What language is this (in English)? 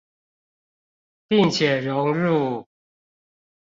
Chinese